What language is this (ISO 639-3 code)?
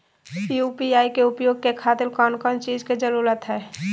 mag